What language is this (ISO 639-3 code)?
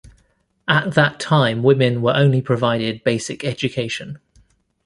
eng